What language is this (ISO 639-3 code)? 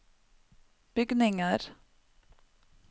nor